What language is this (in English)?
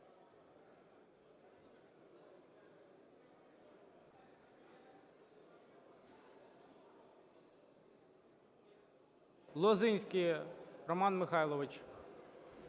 Ukrainian